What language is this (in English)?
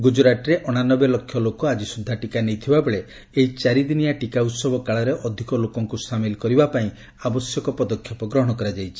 Odia